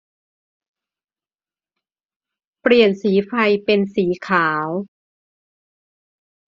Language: Thai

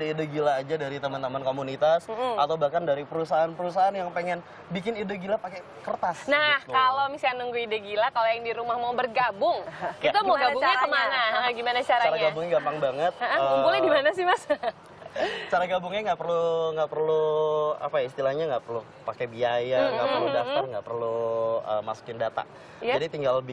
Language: Indonesian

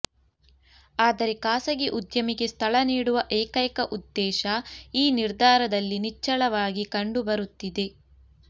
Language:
Kannada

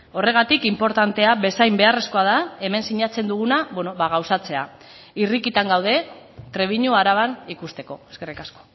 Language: Basque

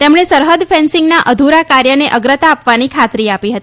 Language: Gujarati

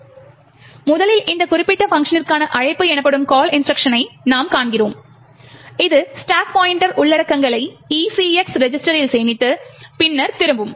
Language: Tamil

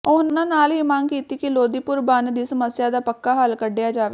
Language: Punjabi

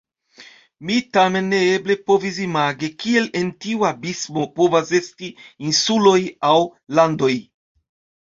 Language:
Esperanto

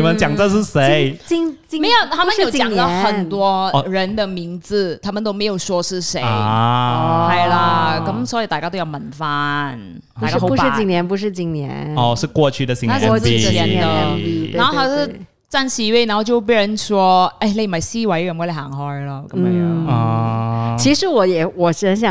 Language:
Chinese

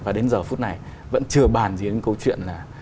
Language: Vietnamese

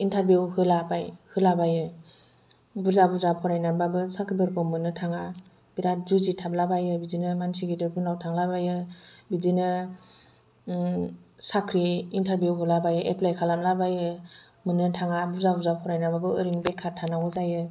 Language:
Bodo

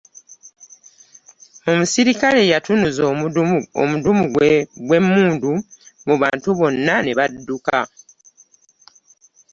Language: Ganda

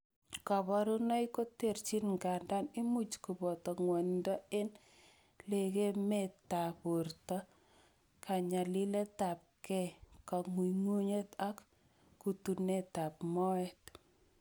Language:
Kalenjin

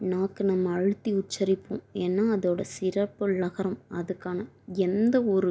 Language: Tamil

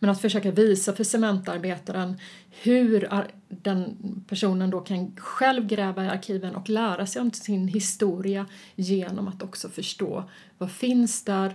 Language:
Swedish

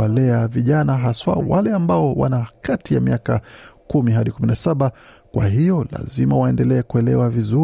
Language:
Swahili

